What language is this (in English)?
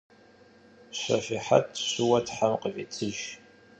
Kabardian